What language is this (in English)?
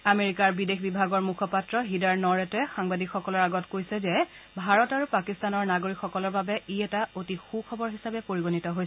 Assamese